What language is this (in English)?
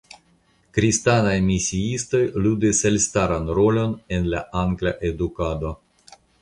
Esperanto